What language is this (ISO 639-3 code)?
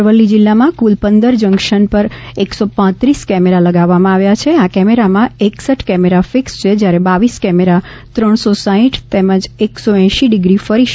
guj